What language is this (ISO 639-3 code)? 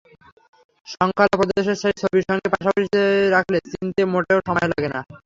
ben